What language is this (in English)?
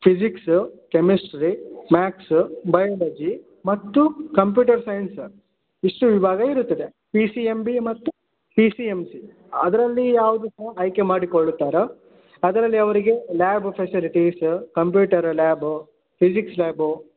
Kannada